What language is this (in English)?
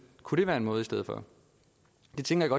Danish